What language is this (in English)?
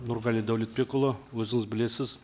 Kazakh